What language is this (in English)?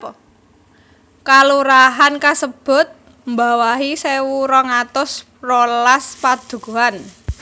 Javanese